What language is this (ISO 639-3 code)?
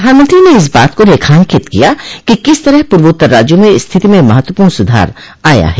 hin